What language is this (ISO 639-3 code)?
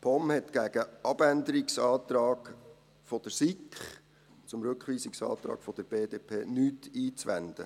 gsw